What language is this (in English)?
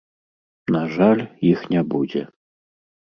Belarusian